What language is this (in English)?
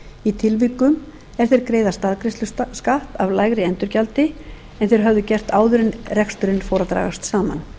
Icelandic